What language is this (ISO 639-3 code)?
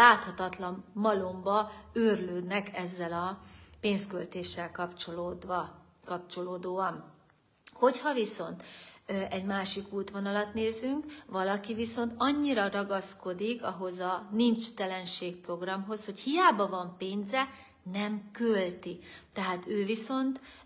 hun